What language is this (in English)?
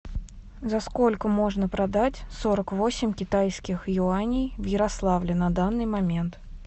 Russian